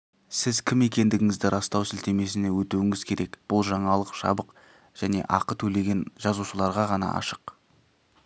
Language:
Kazakh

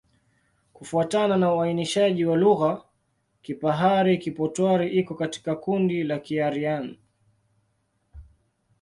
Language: Swahili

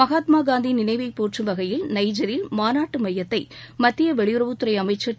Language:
Tamil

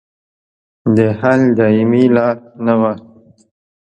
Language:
Pashto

